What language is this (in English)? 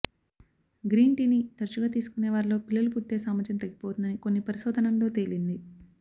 Telugu